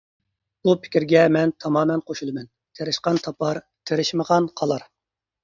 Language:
Uyghur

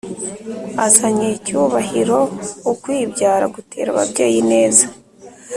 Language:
Kinyarwanda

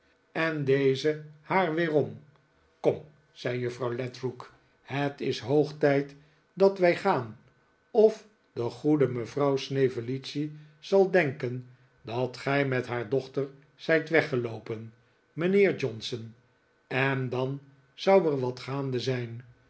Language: Dutch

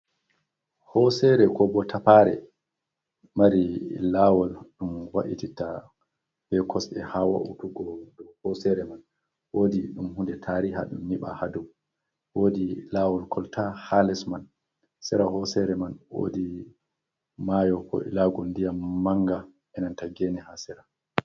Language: Fula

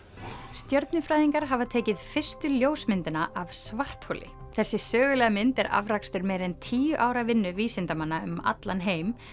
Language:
Icelandic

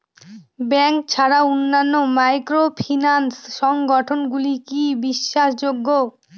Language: Bangla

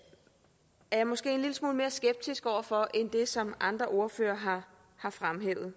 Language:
Danish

